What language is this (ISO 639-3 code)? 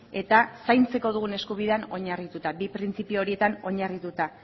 eus